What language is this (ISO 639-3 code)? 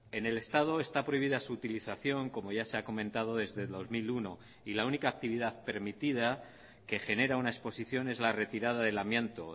spa